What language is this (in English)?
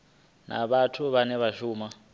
Venda